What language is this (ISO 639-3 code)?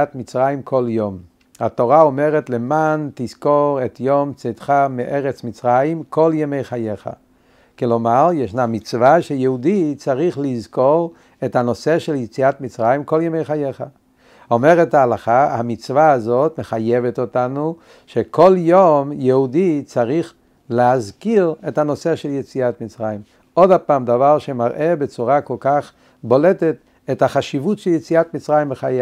heb